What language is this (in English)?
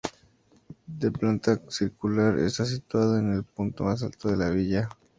Spanish